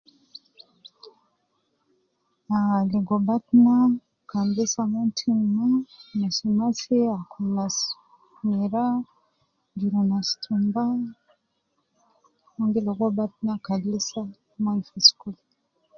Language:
Nubi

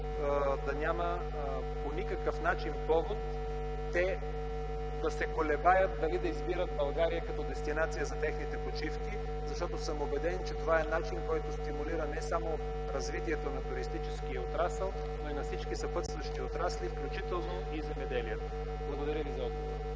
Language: Bulgarian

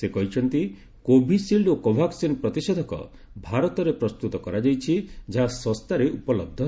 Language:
Odia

